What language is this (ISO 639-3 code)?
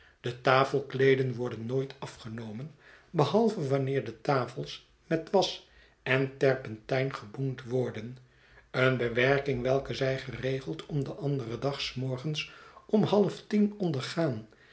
nld